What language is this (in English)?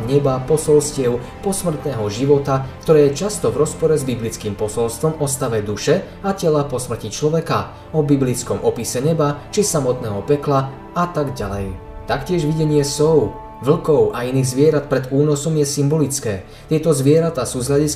Slovak